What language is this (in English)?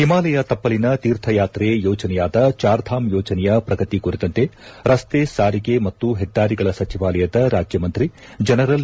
Kannada